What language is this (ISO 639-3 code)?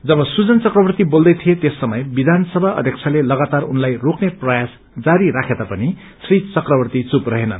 nep